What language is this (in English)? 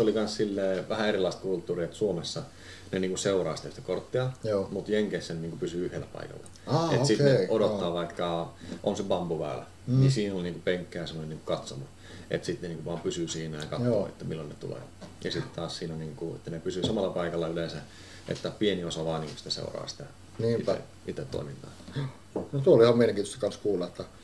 Finnish